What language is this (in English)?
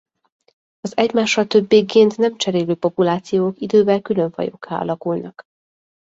Hungarian